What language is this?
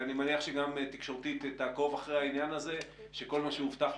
Hebrew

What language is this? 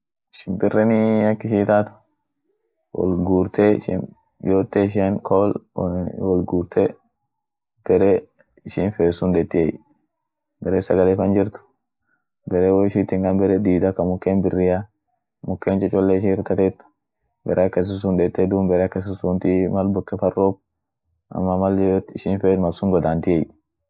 Orma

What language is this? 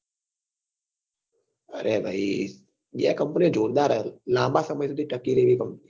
Gujarati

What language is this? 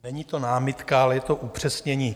Czech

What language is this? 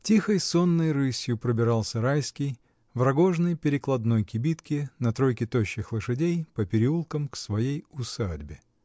Russian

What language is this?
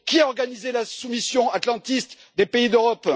French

